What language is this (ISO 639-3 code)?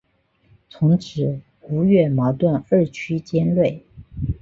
zho